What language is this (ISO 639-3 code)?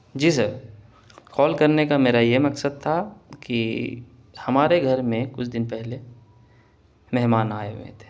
urd